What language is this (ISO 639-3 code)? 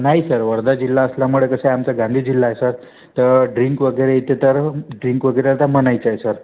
mar